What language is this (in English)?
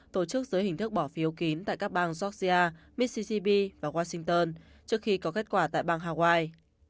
Vietnamese